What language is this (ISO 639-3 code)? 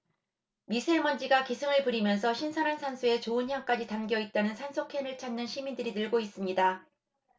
kor